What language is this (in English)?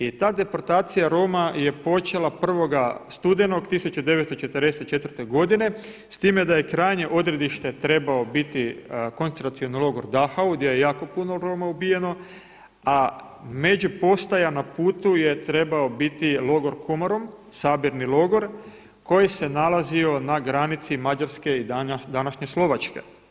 Croatian